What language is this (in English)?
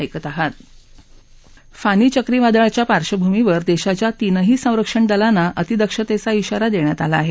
Marathi